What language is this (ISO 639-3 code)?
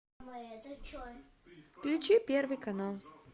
rus